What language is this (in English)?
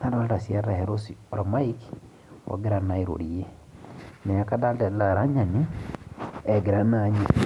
Masai